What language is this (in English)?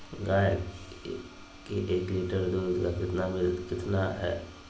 Magahi